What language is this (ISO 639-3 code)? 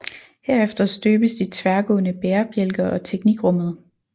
dan